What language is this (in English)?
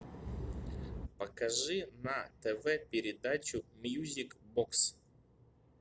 Russian